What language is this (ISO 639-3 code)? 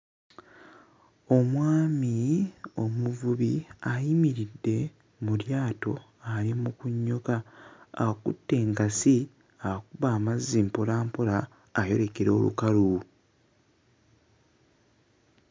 lug